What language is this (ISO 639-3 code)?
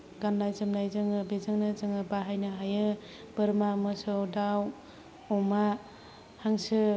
brx